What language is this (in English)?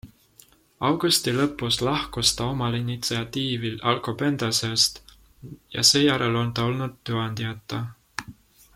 Estonian